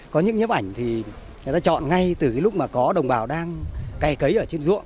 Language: Vietnamese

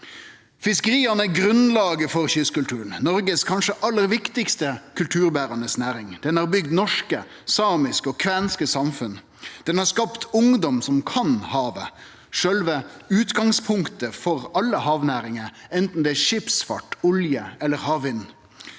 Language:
Norwegian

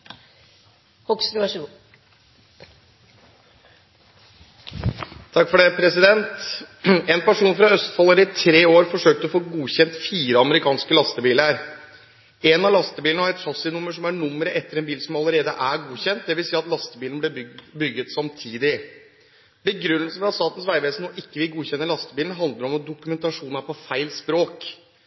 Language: Norwegian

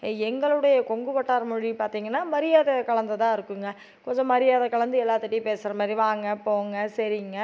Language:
Tamil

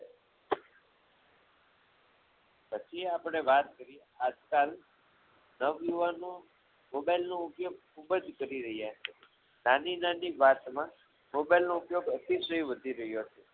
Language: Gujarati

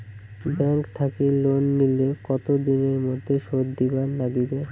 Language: Bangla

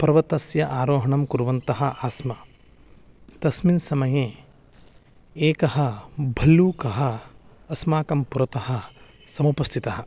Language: Sanskrit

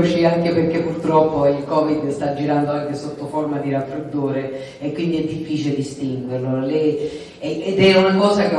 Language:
Italian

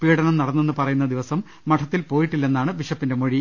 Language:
Malayalam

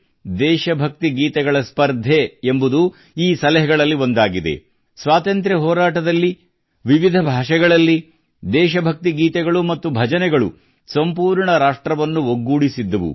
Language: Kannada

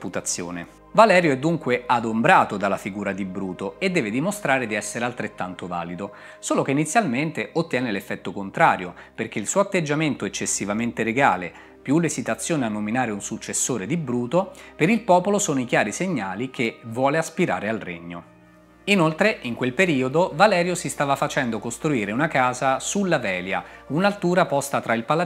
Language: Italian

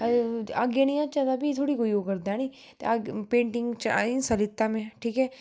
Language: Dogri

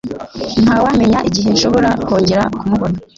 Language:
Kinyarwanda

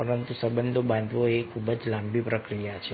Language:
Gujarati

